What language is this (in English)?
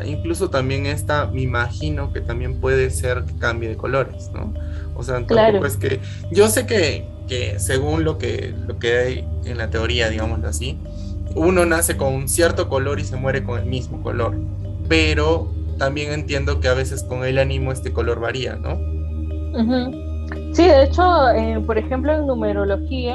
Spanish